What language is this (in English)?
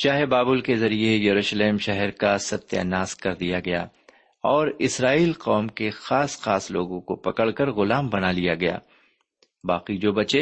Urdu